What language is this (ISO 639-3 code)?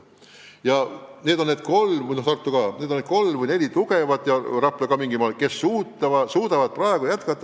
est